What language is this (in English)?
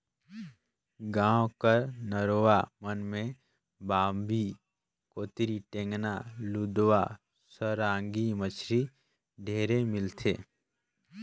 Chhattisgarhi